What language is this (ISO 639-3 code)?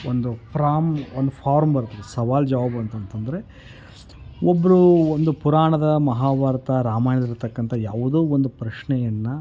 kan